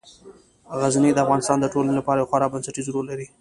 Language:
Pashto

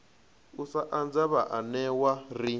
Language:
Venda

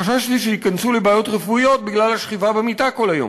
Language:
Hebrew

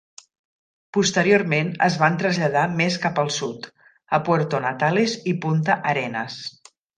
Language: Catalan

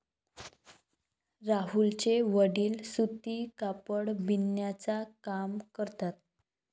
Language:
Marathi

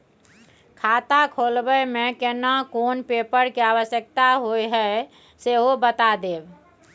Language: Maithili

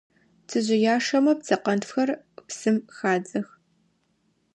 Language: Adyghe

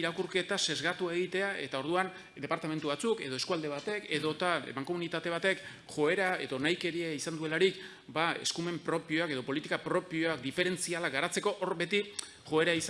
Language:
Spanish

